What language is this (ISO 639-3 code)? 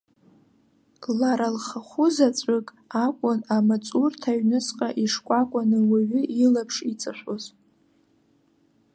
abk